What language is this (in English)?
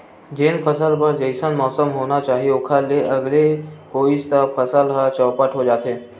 Chhattisgarhi